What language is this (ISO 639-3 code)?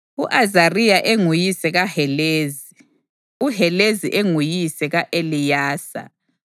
nde